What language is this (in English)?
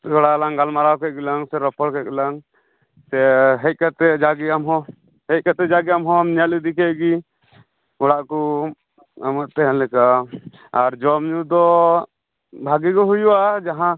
Santali